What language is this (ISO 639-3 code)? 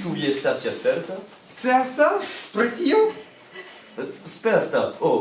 fra